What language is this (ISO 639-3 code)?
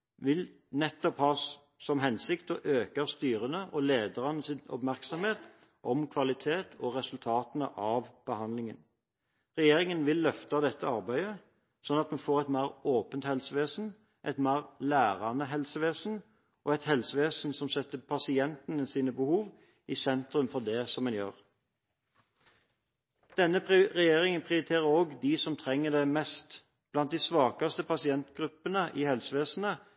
nob